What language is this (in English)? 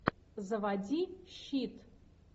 Russian